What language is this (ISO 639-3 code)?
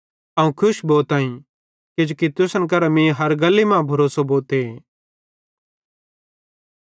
bhd